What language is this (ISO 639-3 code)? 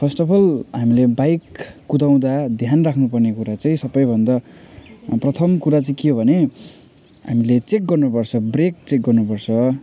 nep